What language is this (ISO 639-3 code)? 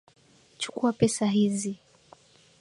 swa